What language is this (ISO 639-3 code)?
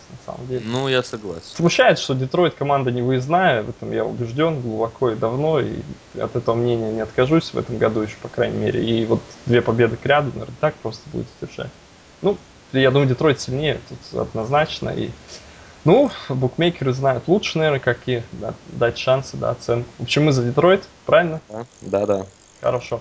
rus